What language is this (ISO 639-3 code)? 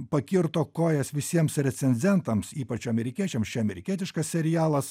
lit